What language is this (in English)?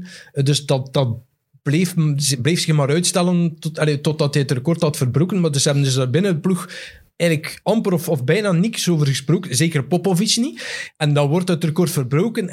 Dutch